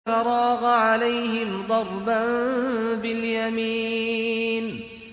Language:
Arabic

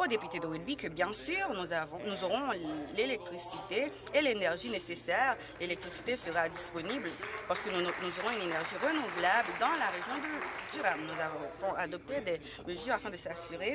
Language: French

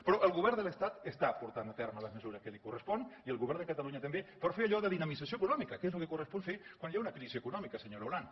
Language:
Catalan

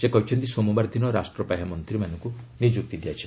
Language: Odia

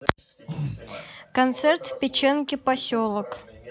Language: Russian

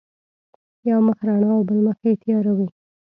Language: Pashto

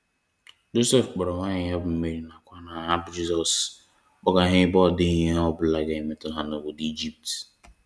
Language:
Igbo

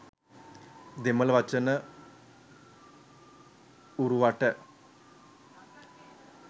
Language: Sinhala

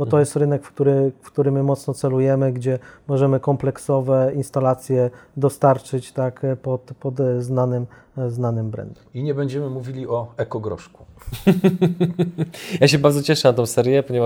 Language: Polish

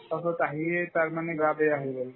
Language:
Assamese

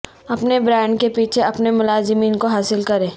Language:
Urdu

